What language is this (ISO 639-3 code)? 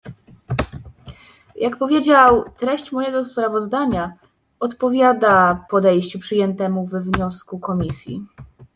pol